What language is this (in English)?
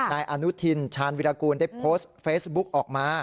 Thai